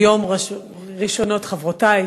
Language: Hebrew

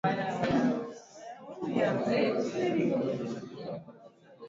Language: Swahili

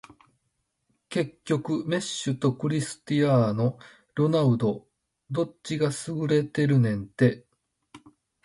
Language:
Japanese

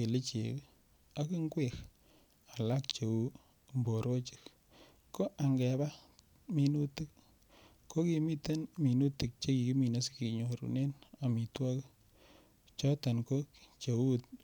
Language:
Kalenjin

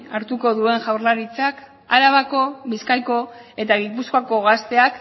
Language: Basque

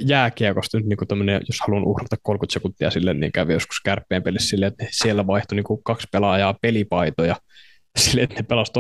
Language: Finnish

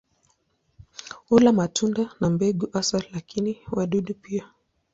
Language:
Swahili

